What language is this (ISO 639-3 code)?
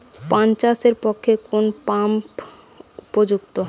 ben